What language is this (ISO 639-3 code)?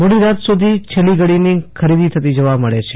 guj